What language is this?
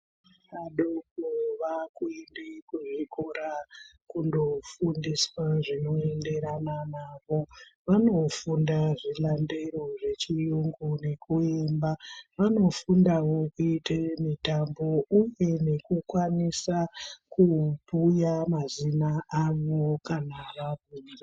Ndau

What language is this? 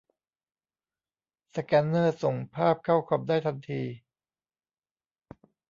Thai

